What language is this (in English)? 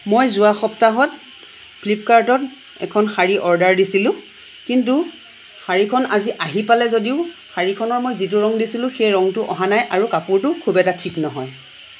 Assamese